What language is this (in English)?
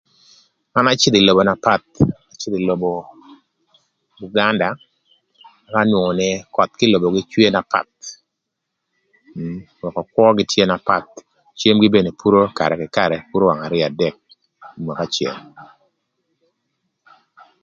Thur